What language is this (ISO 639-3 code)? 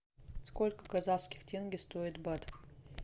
rus